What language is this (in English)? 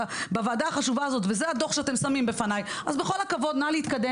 Hebrew